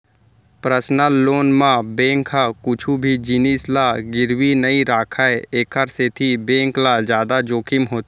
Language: Chhattisgarhi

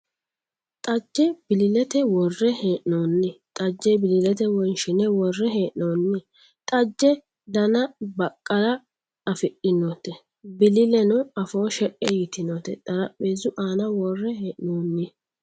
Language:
Sidamo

